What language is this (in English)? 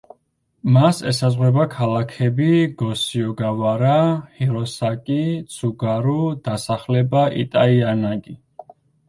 Georgian